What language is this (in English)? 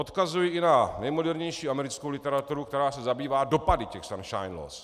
Czech